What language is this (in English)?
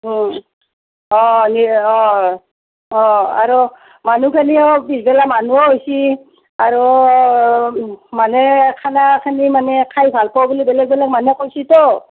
Assamese